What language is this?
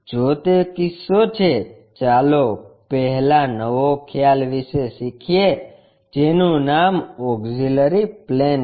Gujarati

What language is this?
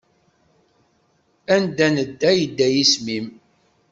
Kabyle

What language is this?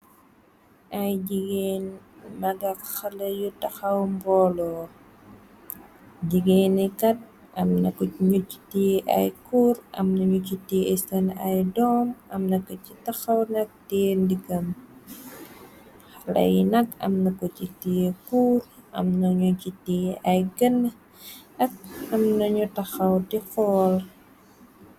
Wolof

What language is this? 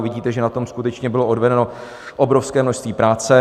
Czech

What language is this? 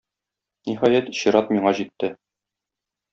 Tatar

